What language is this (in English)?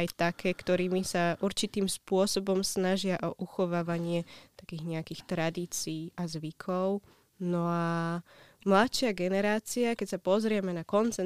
Slovak